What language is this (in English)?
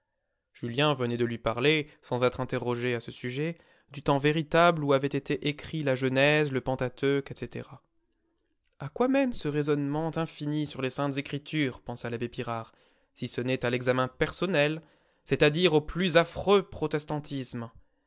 French